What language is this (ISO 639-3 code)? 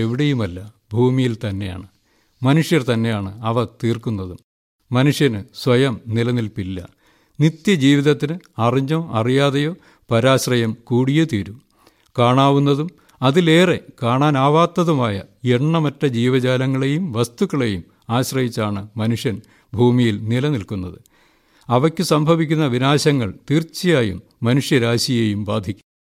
mal